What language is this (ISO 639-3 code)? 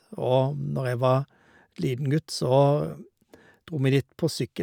nor